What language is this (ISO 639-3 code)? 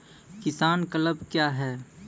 mai